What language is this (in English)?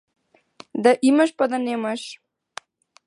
Macedonian